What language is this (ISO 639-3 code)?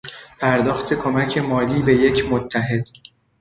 fas